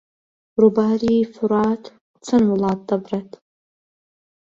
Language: Central Kurdish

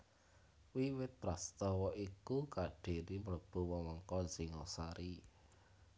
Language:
Javanese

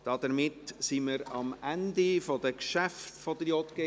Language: Swiss German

